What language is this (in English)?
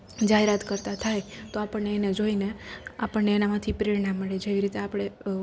Gujarati